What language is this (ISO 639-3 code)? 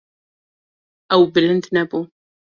kur